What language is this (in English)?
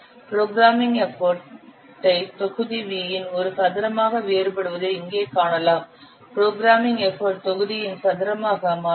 Tamil